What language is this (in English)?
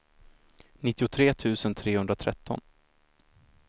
Swedish